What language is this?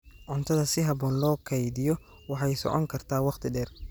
Somali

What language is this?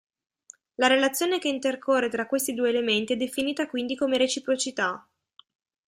Italian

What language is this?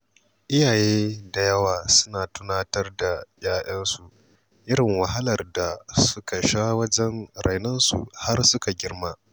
Hausa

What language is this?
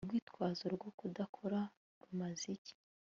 Kinyarwanda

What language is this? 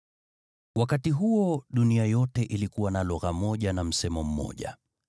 Swahili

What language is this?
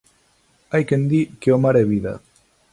Galician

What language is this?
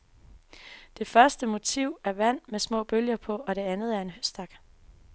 Danish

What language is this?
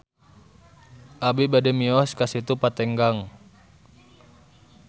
Sundanese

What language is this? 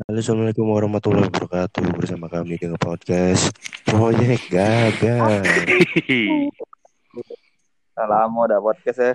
Indonesian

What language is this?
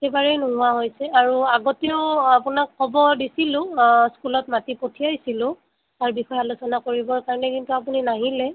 Assamese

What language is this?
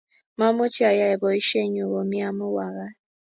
Kalenjin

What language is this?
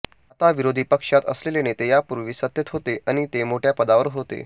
Marathi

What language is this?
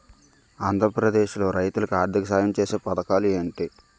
Telugu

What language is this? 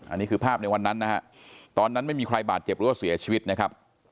Thai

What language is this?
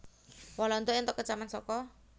Javanese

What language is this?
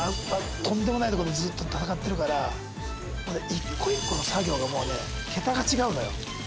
Japanese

